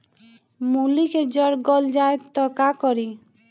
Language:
Bhojpuri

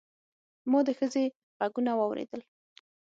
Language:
Pashto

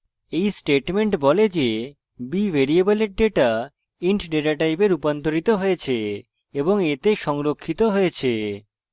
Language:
Bangla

